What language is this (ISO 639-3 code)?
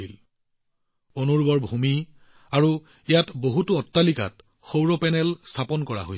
asm